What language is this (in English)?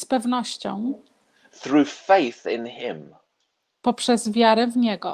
Polish